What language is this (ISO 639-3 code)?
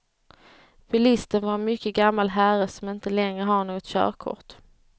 swe